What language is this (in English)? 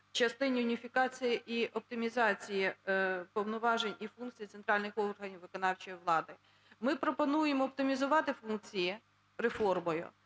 Ukrainian